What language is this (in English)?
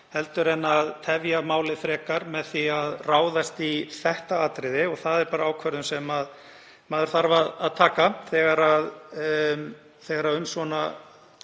Icelandic